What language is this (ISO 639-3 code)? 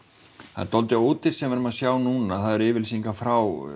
isl